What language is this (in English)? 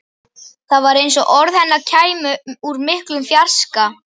Icelandic